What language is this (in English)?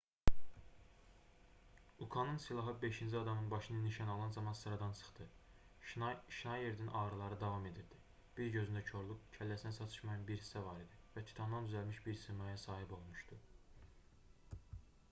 Azerbaijani